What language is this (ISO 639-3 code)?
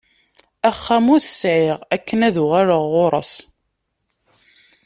kab